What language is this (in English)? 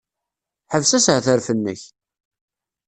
Kabyle